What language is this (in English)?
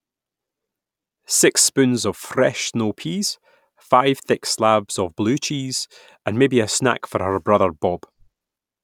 English